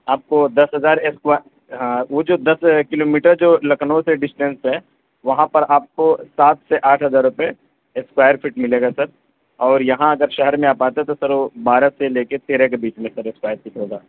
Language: Urdu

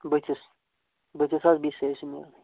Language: Kashmiri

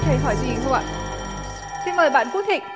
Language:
Vietnamese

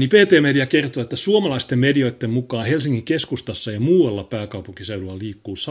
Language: Finnish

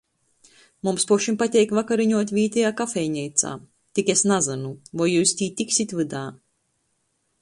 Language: Latgalian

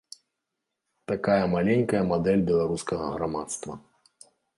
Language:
Belarusian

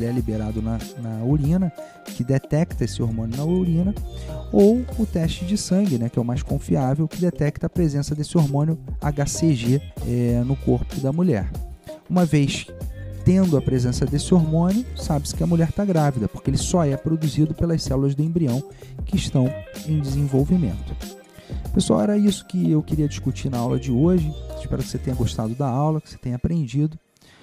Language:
Portuguese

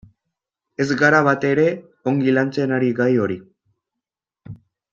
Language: Basque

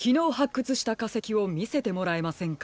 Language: Japanese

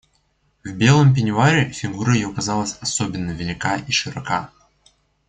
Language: Russian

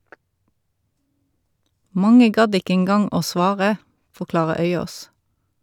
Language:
Norwegian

